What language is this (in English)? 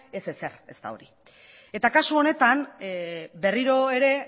Basque